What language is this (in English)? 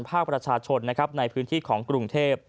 Thai